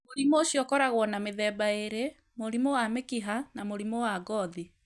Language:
Kikuyu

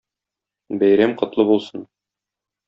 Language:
Tatar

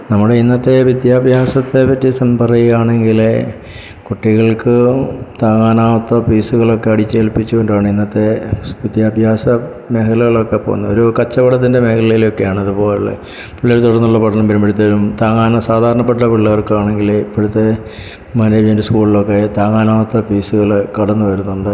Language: Malayalam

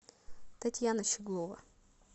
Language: Russian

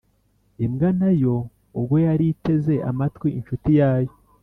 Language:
Kinyarwanda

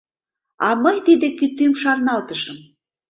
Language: Mari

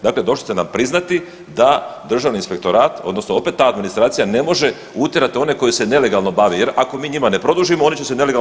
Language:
Croatian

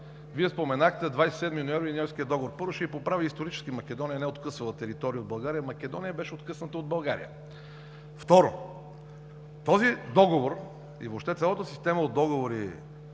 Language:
Bulgarian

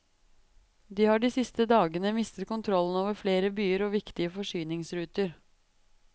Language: Norwegian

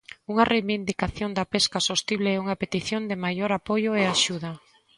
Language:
Galician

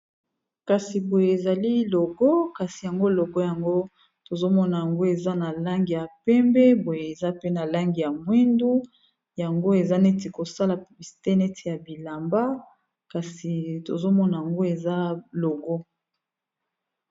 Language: Lingala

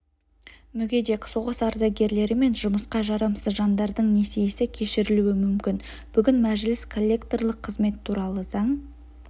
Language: Kazakh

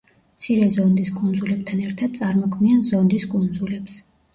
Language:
Georgian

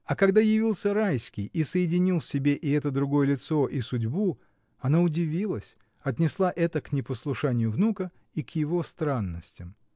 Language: Russian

